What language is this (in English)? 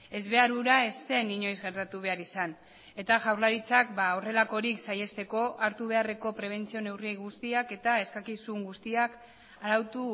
Basque